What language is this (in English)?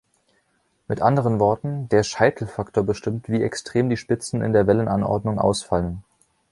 German